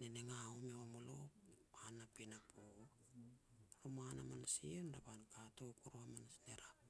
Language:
Petats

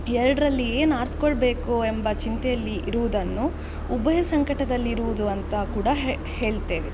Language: Kannada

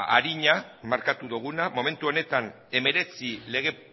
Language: Basque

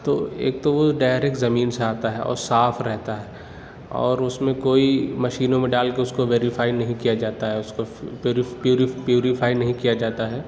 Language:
Urdu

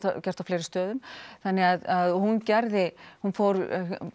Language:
Icelandic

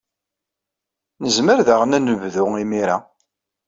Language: Kabyle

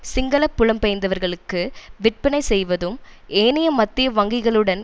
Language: Tamil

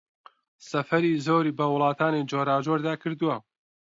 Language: Central Kurdish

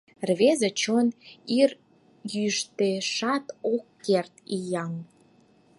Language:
Mari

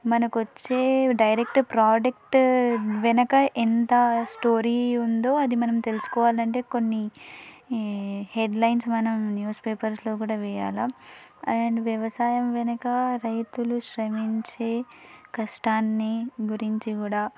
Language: Telugu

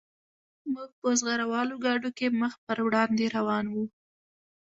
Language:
Pashto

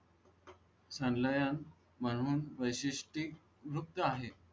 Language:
Marathi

